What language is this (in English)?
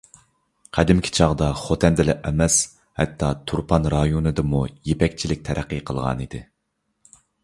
Uyghur